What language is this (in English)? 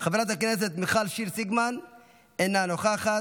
Hebrew